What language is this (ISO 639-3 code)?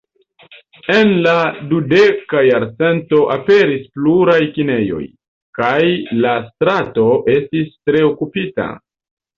epo